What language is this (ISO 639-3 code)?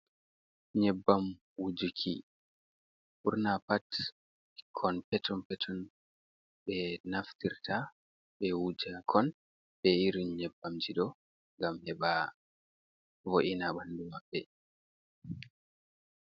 ful